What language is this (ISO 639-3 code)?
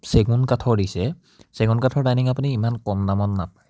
asm